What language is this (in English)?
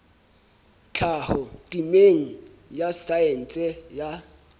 Southern Sotho